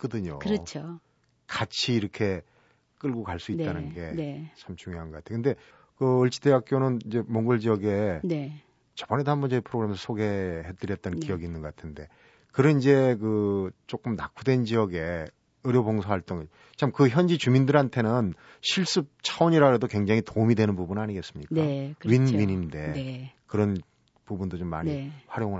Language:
Korean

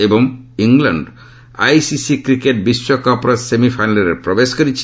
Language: Odia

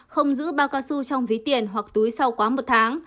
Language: Vietnamese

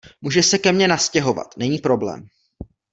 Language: Czech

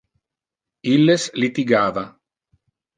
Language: Interlingua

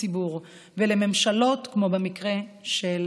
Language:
Hebrew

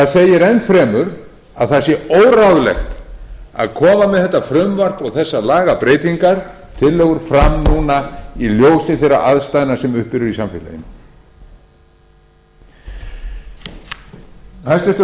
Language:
Icelandic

